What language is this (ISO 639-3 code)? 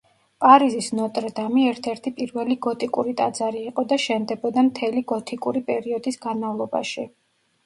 kat